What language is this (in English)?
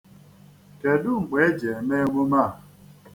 Igbo